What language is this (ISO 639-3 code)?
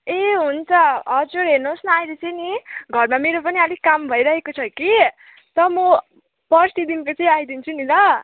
nep